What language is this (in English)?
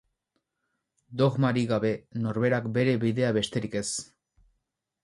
Basque